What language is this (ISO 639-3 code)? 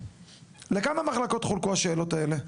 heb